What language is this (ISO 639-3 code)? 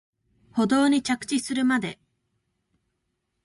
jpn